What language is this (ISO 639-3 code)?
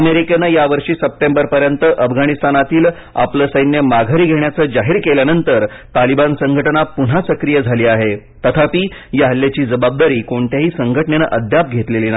mar